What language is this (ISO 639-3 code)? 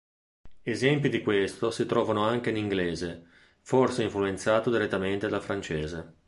ita